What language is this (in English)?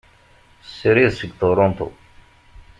Kabyle